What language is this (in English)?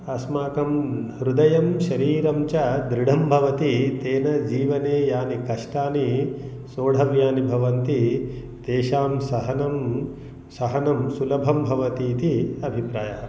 Sanskrit